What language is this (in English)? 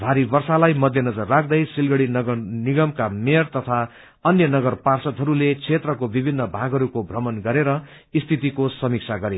Nepali